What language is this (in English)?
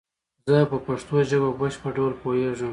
Pashto